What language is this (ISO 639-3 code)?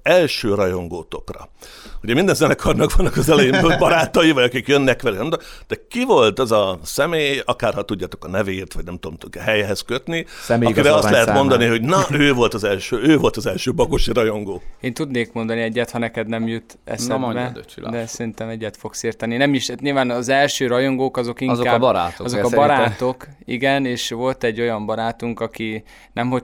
hun